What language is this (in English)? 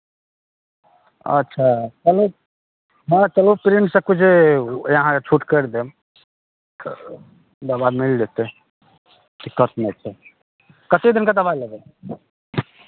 Maithili